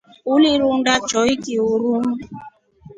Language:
Rombo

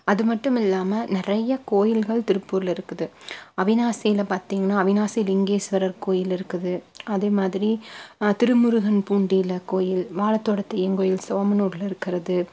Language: Tamil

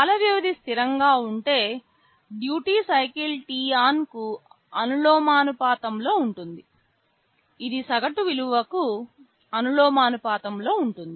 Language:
Telugu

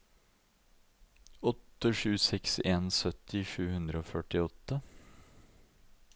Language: Norwegian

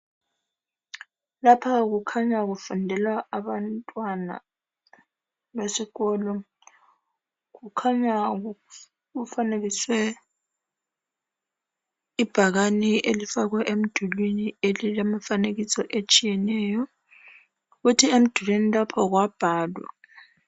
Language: North Ndebele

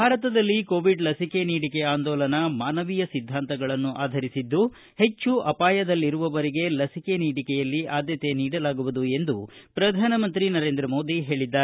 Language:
Kannada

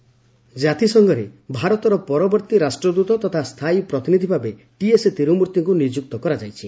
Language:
Odia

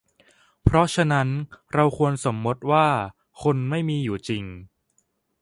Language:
Thai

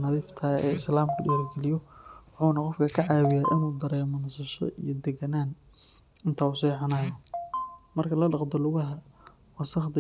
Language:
Somali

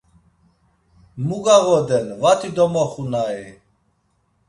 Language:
Laz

